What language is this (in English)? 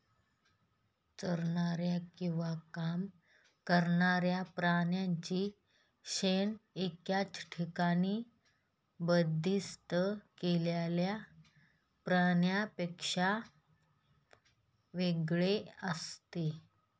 Marathi